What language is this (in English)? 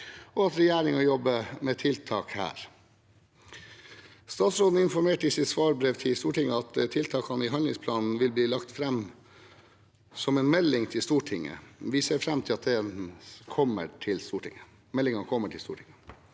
Norwegian